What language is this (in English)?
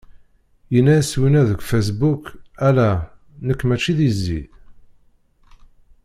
Kabyle